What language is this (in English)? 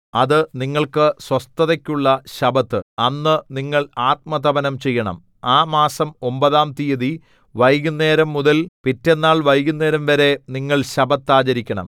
Malayalam